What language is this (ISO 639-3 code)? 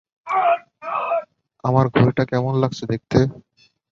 ben